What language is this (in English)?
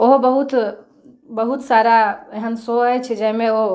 Maithili